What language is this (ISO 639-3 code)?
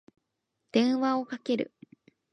jpn